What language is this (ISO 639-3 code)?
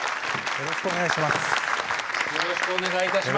jpn